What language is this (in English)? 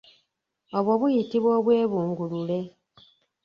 Ganda